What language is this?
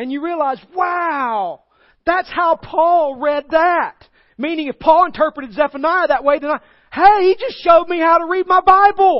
English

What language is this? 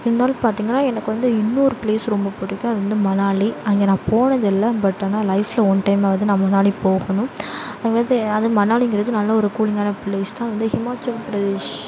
Tamil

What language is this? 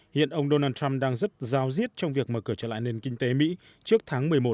Vietnamese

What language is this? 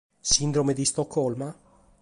Sardinian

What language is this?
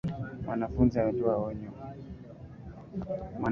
Swahili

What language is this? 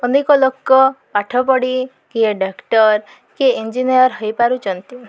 Odia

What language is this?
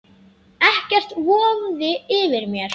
Icelandic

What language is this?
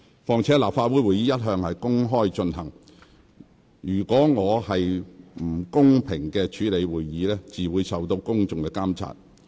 Cantonese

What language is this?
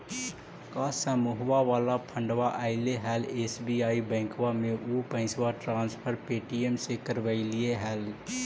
Magahi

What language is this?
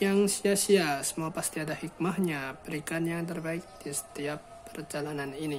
Indonesian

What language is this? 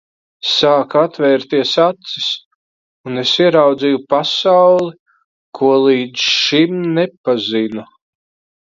Latvian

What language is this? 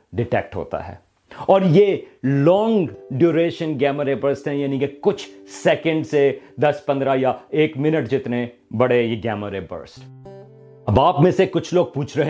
Urdu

